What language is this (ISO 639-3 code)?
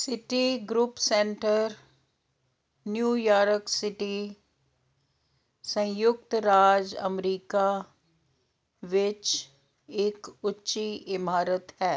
pan